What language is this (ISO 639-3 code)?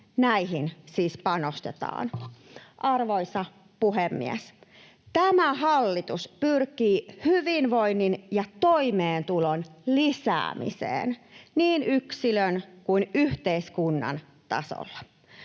fin